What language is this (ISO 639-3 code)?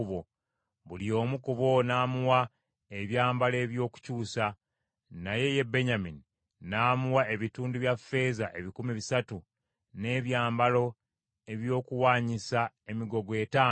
lug